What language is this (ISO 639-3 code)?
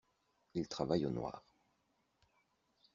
fra